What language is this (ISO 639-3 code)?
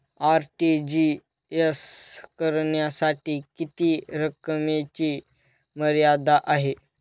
mar